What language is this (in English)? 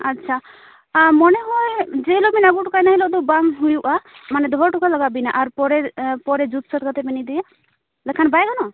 Santali